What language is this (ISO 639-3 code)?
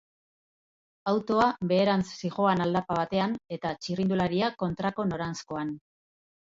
eus